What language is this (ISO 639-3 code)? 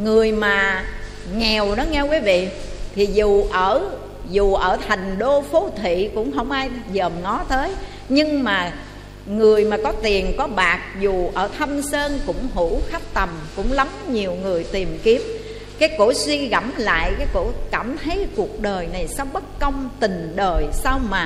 vie